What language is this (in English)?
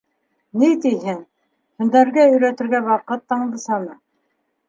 Bashkir